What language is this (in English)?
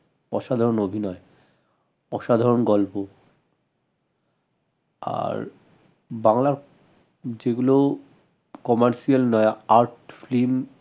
Bangla